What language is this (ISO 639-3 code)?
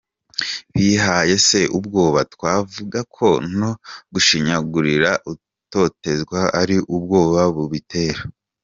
kin